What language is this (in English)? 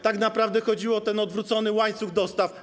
Polish